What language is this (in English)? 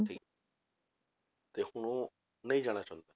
Punjabi